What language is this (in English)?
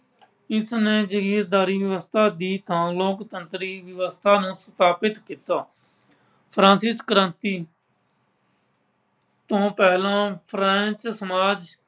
Punjabi